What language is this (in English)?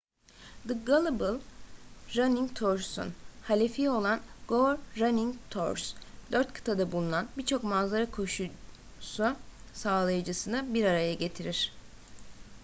Turkish